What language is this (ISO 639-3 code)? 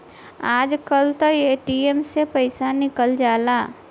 bho